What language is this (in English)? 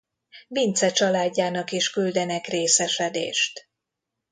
Hungarian